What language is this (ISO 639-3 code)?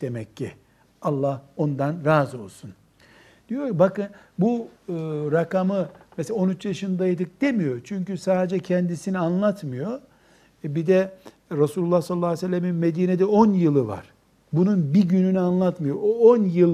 tur